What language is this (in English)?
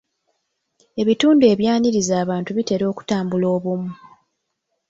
Ganda